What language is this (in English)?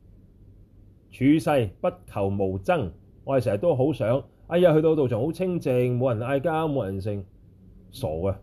Chinese